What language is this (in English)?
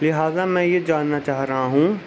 Urdu